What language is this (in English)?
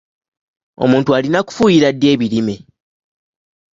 Ganda